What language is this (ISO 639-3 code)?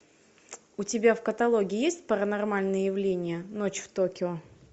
rus